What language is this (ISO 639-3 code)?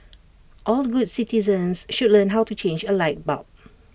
eng